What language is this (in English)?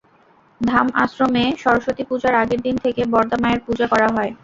Bangla